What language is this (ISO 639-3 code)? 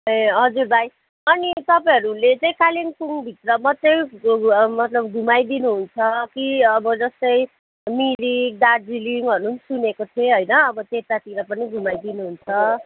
nep